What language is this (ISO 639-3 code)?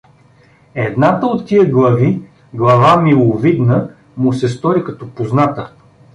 bul